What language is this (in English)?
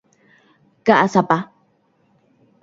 Guarani